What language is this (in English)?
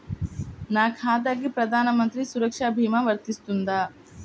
Telugu